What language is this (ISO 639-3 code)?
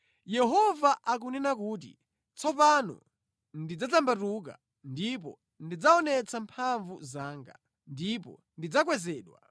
nya